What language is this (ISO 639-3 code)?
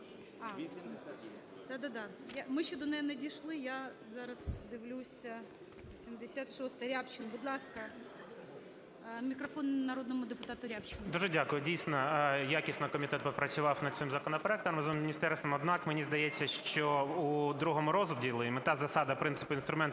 ukr